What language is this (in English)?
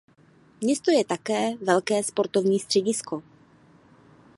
Czech